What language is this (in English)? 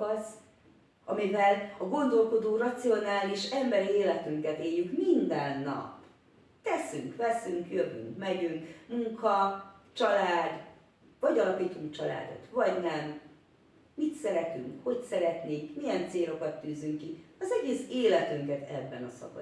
Hungarian